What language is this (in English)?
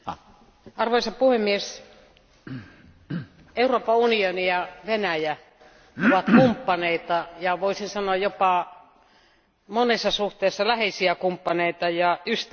Finnish